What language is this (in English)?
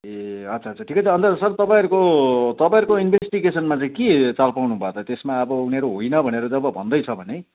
Nepali